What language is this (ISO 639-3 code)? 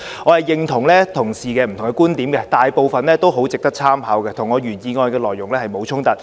yue